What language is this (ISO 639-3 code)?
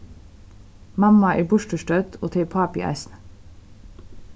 fao